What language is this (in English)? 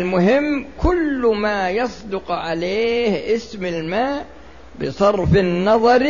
Arabic